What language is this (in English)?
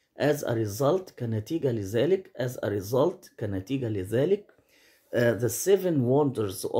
Arabic